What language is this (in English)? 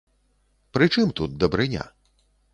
Belarusian